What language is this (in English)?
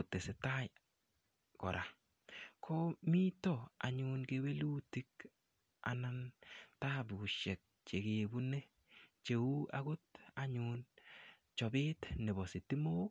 Kalenjin